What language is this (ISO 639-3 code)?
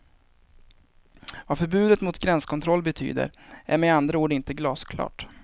swe